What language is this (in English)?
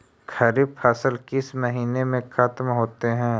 Magahi